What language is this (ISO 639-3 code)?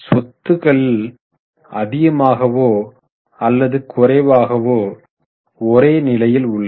tam